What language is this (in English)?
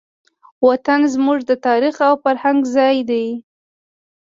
Pashto